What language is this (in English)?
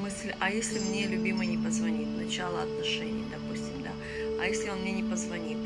Russian